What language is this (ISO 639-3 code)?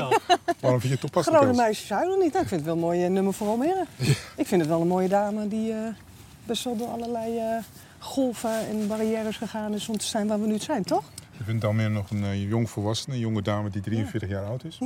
nld